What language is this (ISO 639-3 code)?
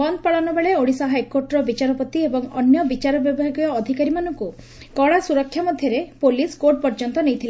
ori